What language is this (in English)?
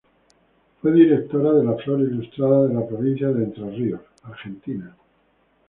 Spanish